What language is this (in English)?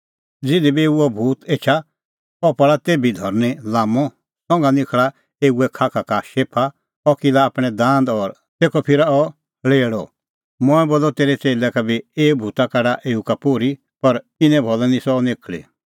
Kullu Pahari